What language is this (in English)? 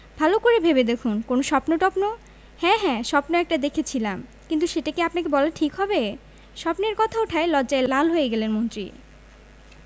Bangla